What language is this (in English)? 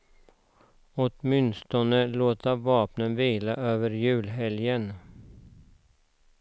Swedish